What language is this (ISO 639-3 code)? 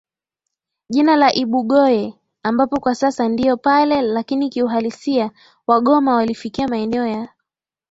swa